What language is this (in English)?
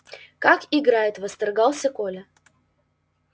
Russian